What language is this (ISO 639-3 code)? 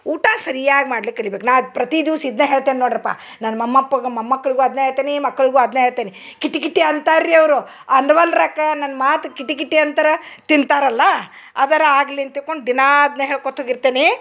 kan